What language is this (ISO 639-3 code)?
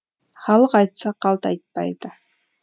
kaz